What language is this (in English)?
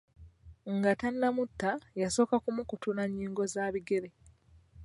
Ganda